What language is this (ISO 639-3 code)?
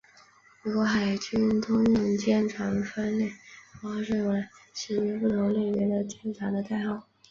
zho